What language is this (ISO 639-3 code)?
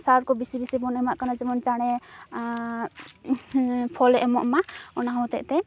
sat